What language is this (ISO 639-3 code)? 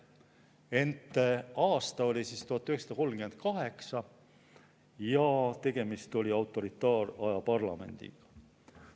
est